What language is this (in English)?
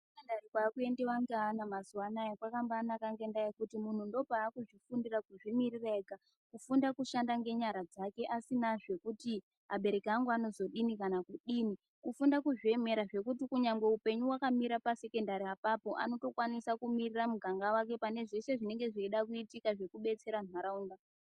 Ndau